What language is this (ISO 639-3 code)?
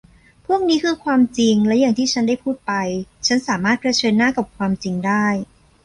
tha